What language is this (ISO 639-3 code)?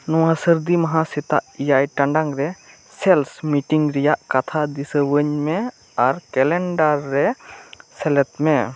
sat